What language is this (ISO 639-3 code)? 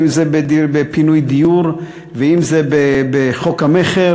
heb